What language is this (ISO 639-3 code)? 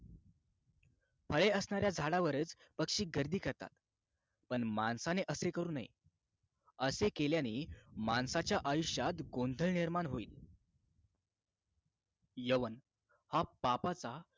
mar